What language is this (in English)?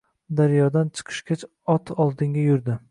Uzbek